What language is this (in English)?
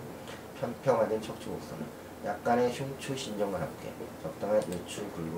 Korean